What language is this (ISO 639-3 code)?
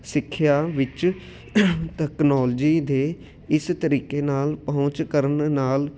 pan